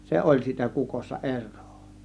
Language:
Finnish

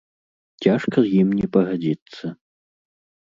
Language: Belarusian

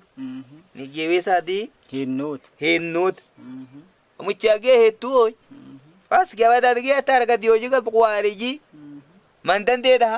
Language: Swahili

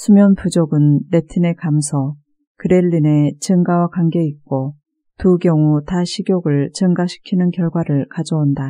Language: Korean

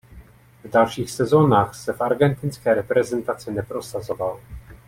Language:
Czech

